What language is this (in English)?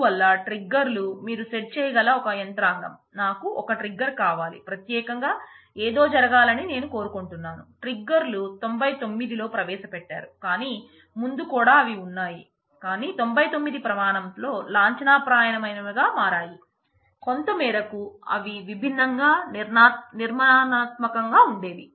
Telugu